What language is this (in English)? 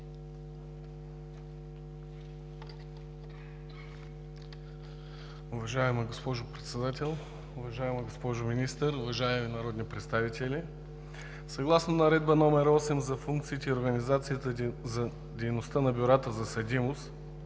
Bulgarian